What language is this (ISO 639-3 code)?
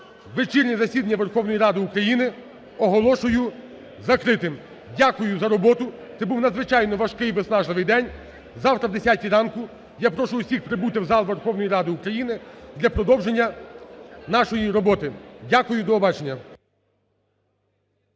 ukr